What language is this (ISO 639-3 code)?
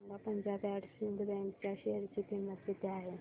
mar